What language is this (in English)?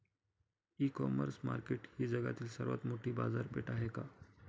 Marathi